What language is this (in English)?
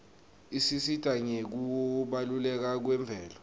Swati